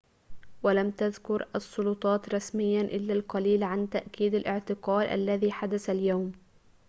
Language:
Arabic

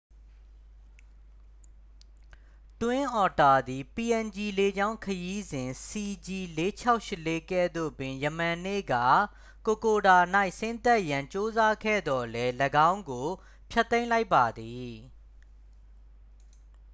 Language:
Burmese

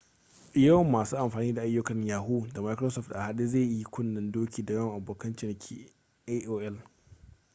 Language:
Hausa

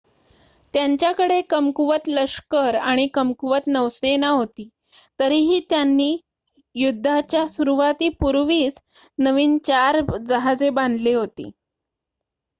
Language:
Marathi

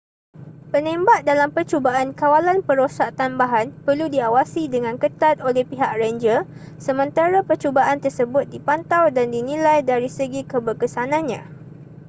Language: Malay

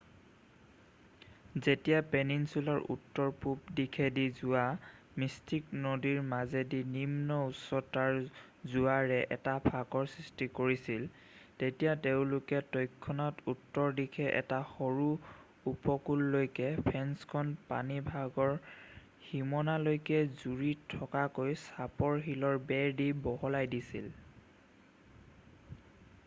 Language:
Assamese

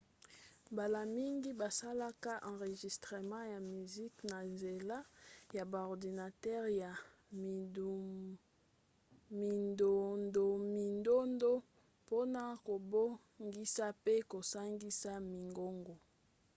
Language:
Lingala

